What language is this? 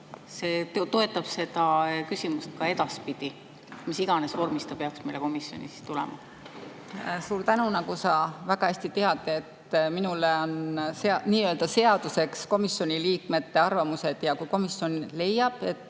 Estonian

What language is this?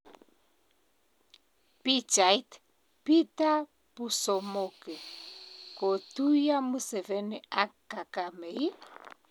Kalenjin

